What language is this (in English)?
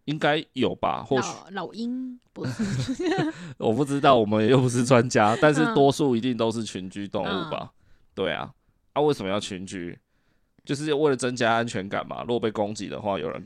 Chinese